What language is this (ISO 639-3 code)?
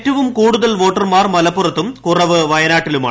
mal